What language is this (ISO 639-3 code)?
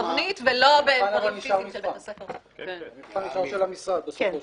heb